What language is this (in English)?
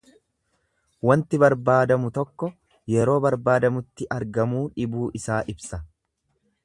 Oromo